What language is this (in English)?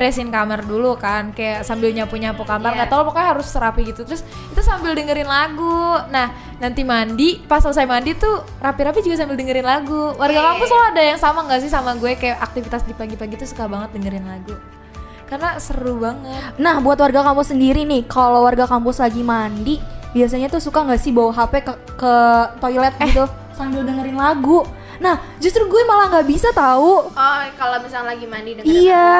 Indonesian